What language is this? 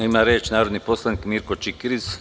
Serbian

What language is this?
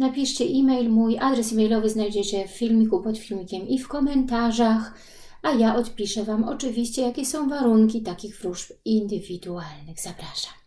Polish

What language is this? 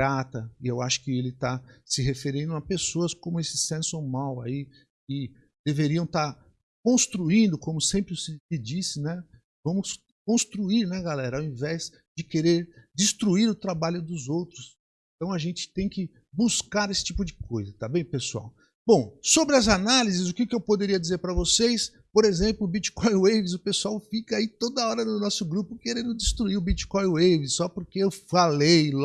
Portuguese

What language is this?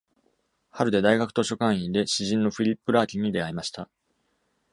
Japanese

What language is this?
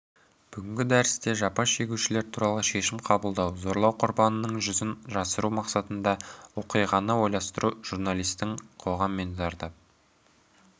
Kazakh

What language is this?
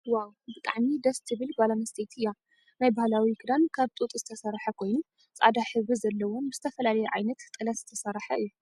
Tigrinya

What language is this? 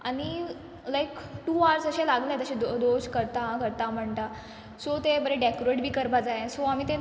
Konkani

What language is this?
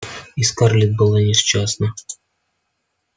Russian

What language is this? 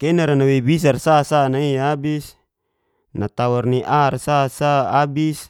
Geser-Gorom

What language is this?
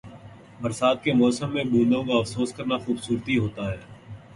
Urdu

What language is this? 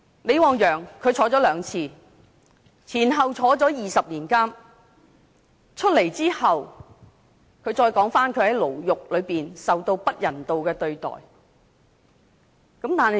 Cantonese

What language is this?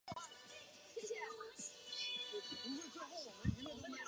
Chinese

